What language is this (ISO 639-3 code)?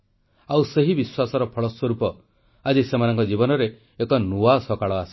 ori